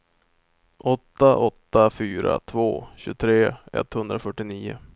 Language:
Swedish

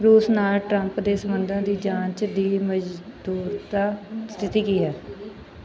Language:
Punjabi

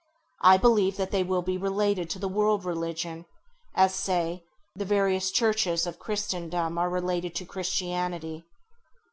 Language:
English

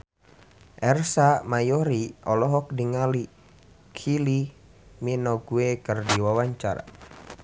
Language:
Sundanese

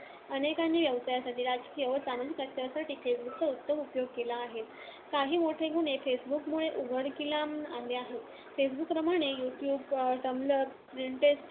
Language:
Marathi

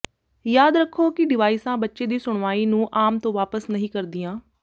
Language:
Punjabi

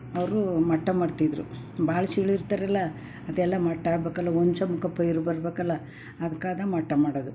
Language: Kannada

